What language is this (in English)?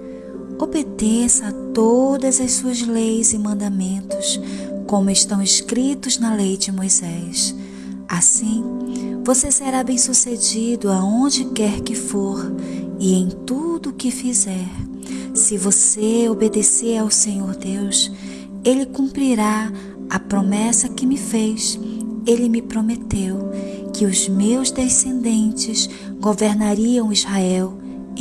Portuguese